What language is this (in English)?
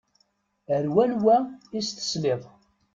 Kabyle